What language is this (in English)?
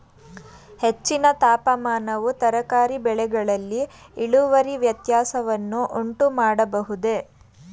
Kannada